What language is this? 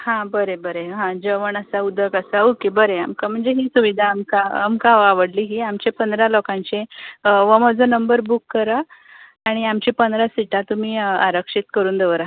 Konkani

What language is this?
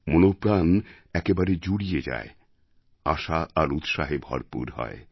Bangla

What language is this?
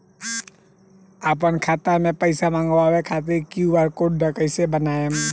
Bhojpuri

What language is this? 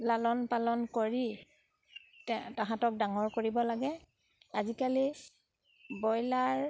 Assamese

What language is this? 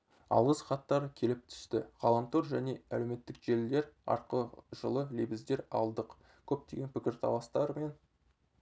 Kazakh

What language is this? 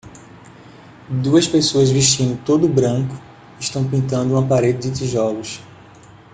Portuguese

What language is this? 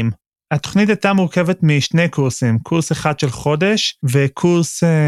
Hebrew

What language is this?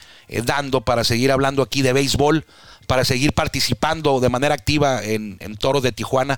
Spanish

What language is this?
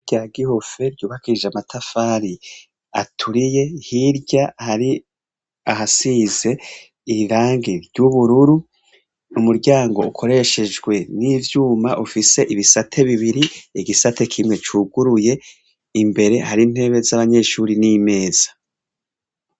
Rundi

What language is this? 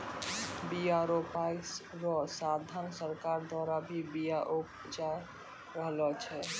Maithili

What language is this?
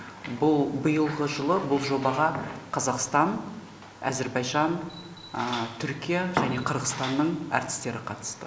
Kazakh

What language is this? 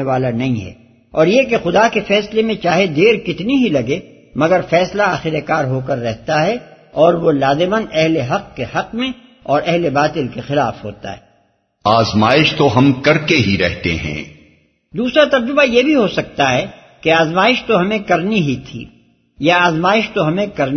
Urdu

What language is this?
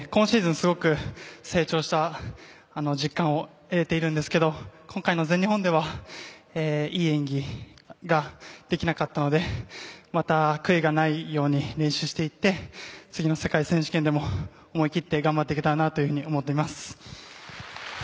Japanese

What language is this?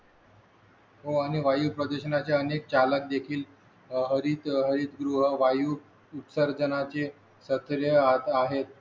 Marathi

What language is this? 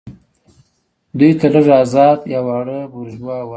Pashto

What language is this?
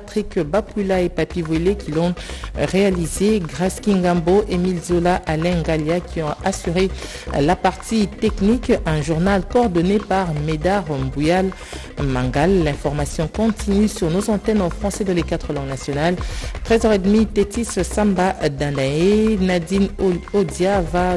French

